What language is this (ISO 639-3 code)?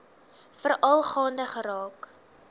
afr